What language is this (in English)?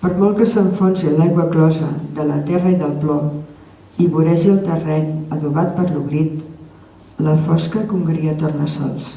Catalan